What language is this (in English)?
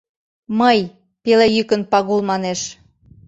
Mari